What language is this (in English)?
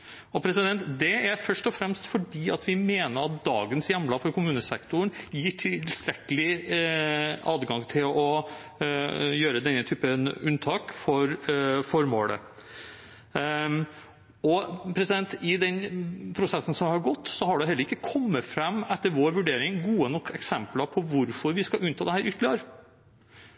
Norwegian Bokmål